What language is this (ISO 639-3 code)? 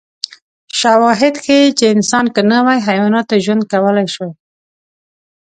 pus